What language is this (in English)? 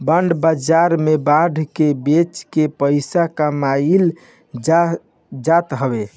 Bhojpuri